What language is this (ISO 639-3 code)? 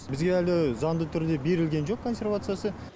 kaz